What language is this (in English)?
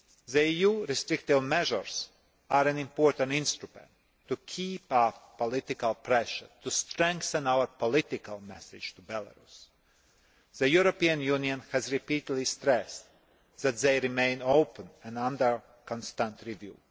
English